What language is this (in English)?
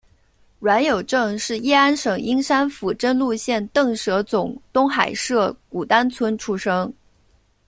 Chinese